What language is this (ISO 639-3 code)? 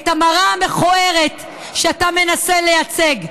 heb